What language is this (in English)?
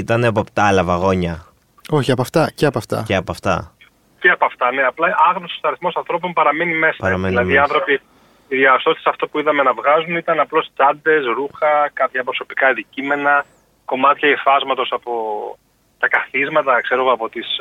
Greek